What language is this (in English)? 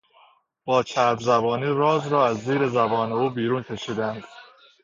Persian